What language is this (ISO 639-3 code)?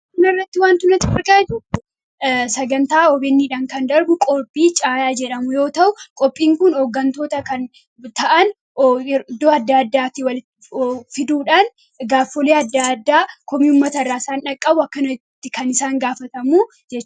orm